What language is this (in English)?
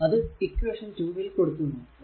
Malayalam